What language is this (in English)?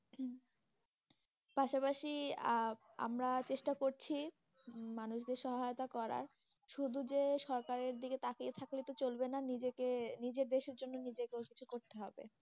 Bangla